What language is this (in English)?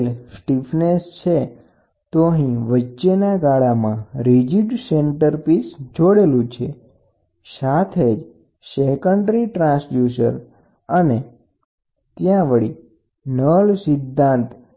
Gujarati